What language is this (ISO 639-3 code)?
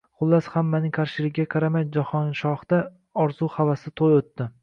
uzb